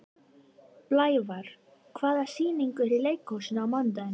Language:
Icelandic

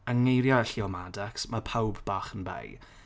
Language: Welsh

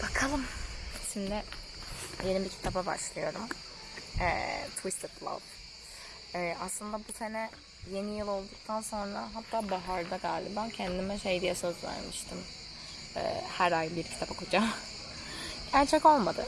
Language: Turkish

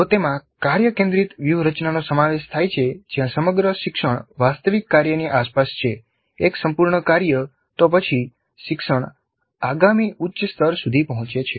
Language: Gujarati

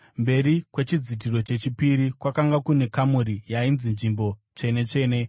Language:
Shona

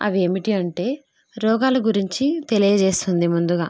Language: Telugu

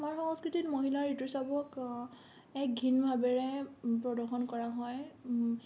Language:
Assamese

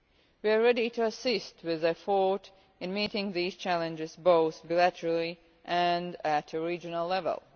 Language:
English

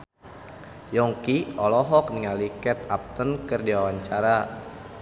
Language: Sundanese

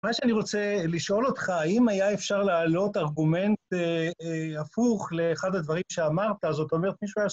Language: Hebrew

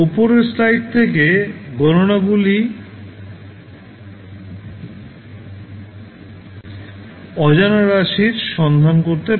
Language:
Bangla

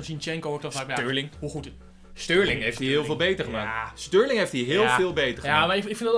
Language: Dutch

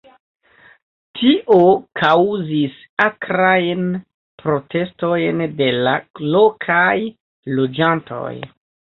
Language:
Esperanto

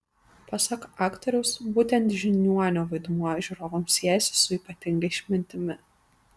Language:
Lithuanian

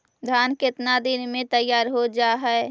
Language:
Magahi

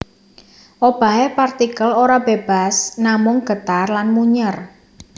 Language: Javanese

